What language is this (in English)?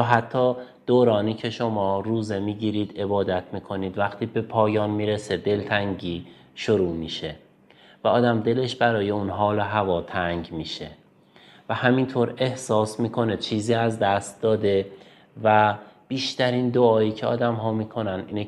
Persian